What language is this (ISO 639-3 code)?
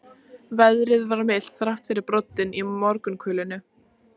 isl